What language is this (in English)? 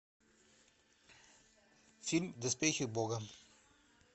Russian